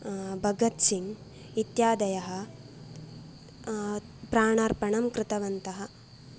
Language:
Sanskrit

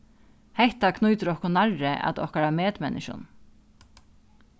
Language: Faroese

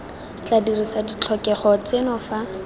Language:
Tswana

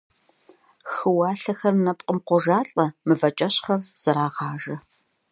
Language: Kabardian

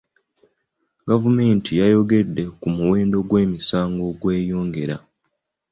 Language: Ganda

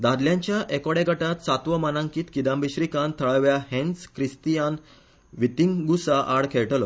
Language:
Konkani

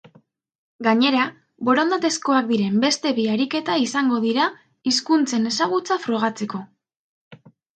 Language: Basque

